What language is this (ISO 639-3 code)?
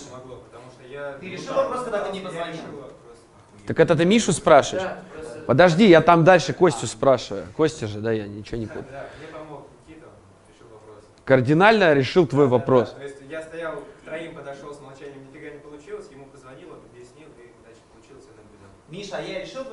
rus